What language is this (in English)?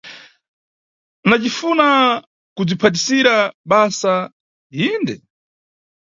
Nyungwe